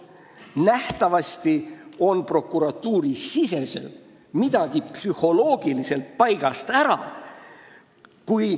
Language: Estonian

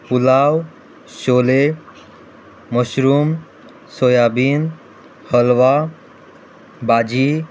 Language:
Konkani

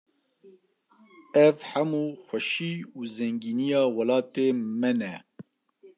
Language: Kurdish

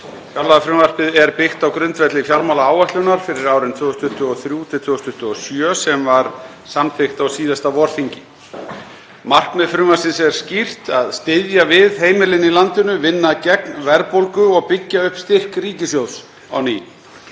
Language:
Icelandic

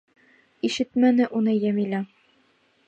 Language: Bashkir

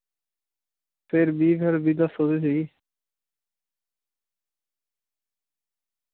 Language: Dogri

